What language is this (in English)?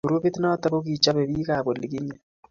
Kalenjin